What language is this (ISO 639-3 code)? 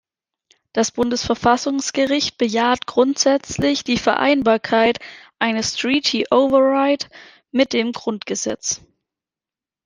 deu